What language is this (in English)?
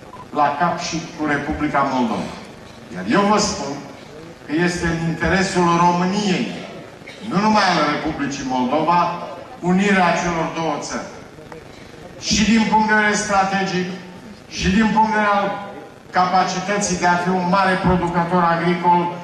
Romanian